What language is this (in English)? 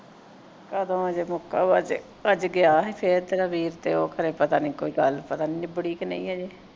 Punjabi